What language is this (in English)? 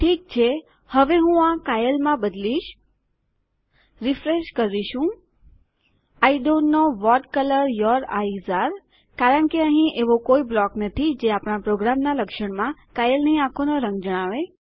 Gujarati